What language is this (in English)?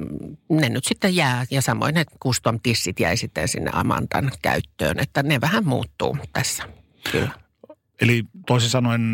Finnish